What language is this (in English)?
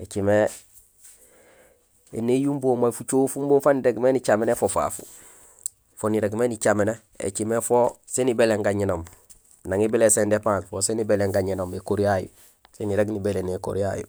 Gusilay